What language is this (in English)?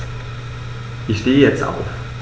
German